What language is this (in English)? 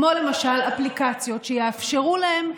Hebrew